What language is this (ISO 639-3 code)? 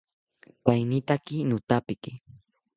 cpy